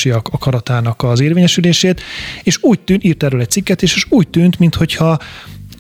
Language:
Hungarian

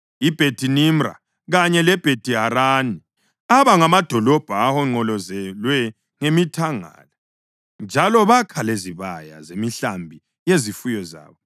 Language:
North Ndebele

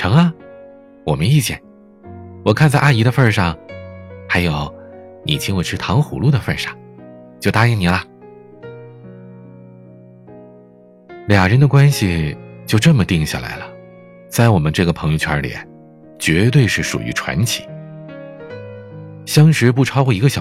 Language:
Chinese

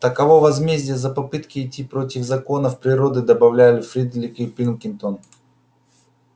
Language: Russian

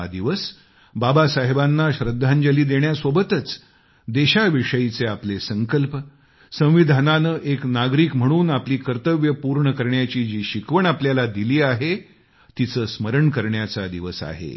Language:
Marathi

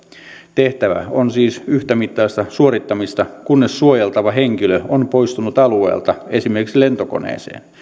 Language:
Finnish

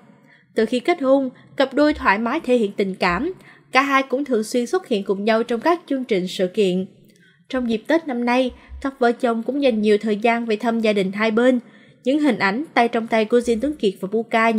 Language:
Vietnamese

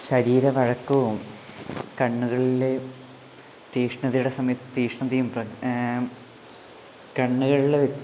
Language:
Malayalam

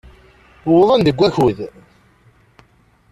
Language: Kabyle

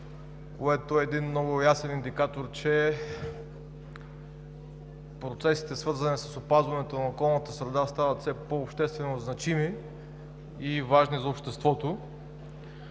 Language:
Bulgarian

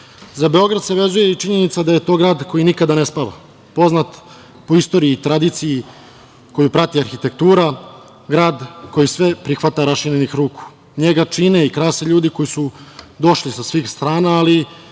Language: Serbian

